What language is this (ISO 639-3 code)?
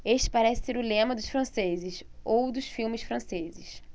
por